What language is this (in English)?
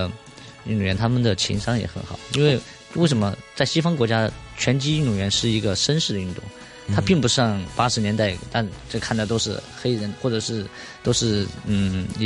Chinese